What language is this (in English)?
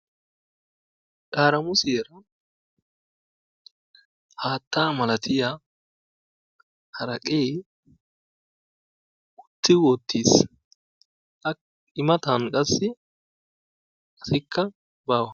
Wolaytta